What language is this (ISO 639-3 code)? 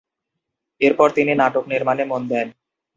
ben